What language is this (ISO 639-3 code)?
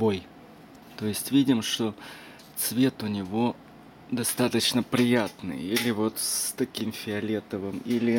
rus